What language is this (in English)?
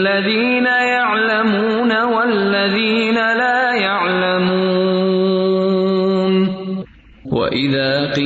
Urdu